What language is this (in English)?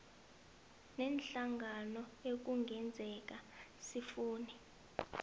South Ndebele